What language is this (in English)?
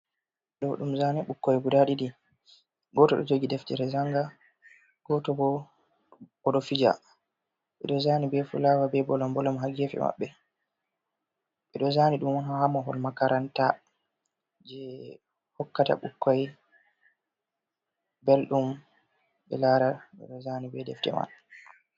Fula